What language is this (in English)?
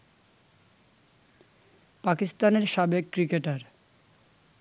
Bangla